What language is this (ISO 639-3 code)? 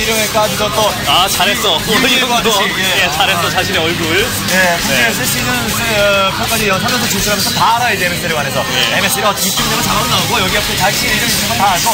kor